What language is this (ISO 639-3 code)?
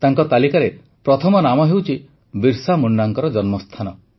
ori